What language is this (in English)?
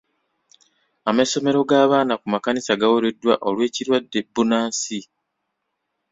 Ganda